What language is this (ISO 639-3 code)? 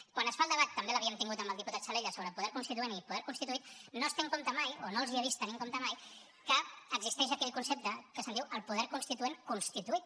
cat